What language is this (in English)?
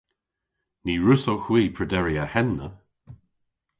Cornish